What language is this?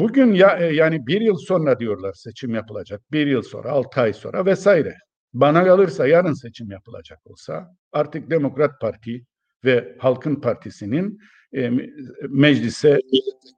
Turkish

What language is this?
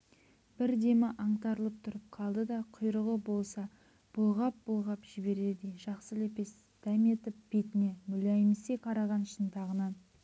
Kazakh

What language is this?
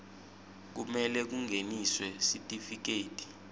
Swati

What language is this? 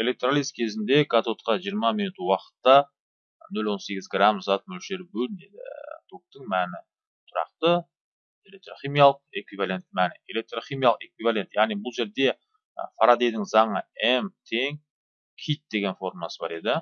Turkish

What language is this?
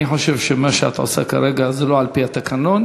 Hebrew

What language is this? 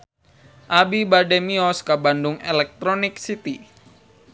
Sundanese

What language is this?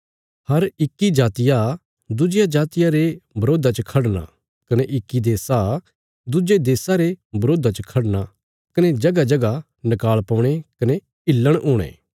Bilaspuri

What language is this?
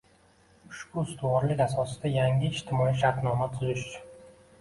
Uzbek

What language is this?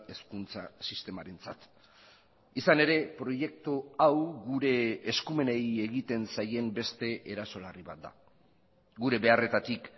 Basque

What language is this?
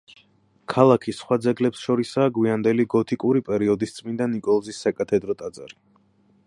Georgian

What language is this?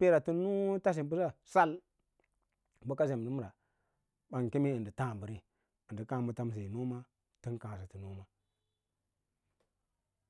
Lala-Roba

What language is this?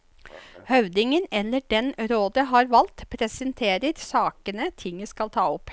Norwegian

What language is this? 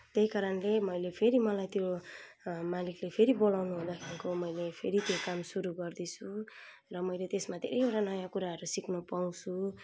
Nepali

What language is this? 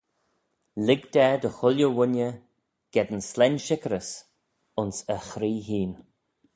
Manx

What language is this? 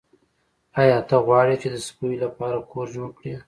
Pashto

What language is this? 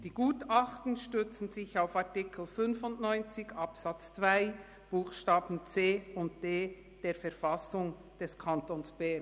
Swiss German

